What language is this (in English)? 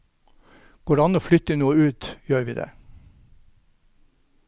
Norwegian